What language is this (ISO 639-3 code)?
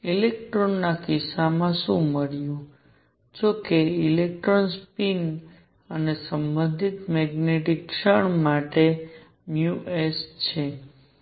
guj